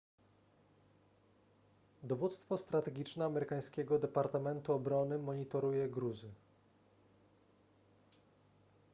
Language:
Polish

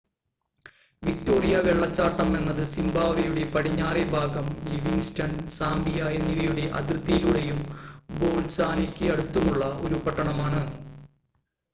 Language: Malayalam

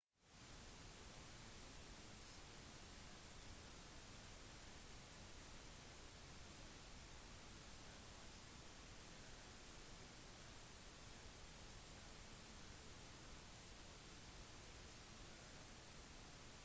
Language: Norwegian Bokmål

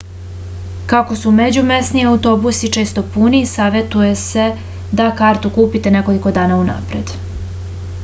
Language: Serbian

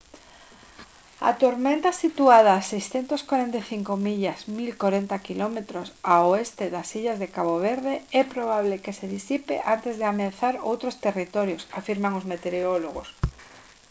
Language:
Galician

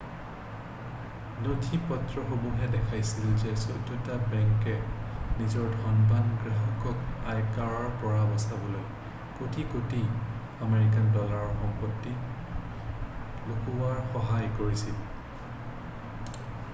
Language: Assamese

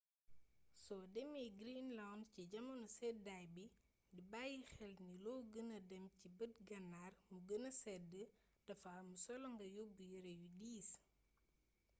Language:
Wolof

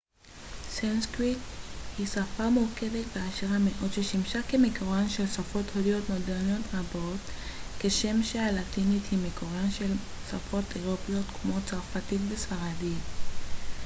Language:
Hebrew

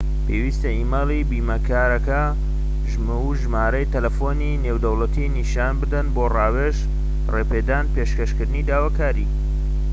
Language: Central Kurdish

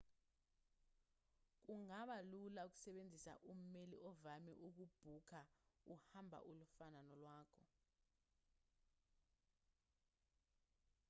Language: Zulu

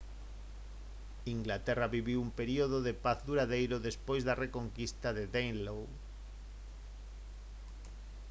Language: Galician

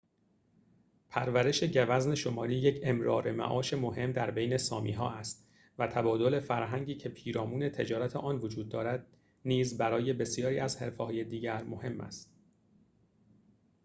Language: Persian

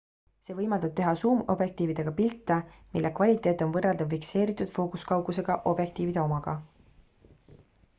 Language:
Estonian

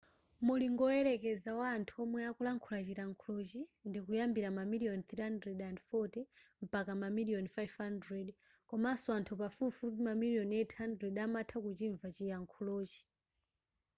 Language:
Nyanja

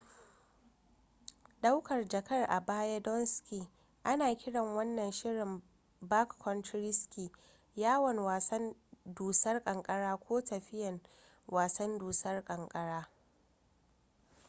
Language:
Hausa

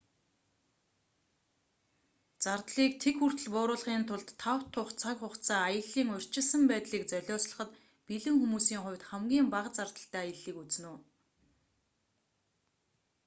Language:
Mongolian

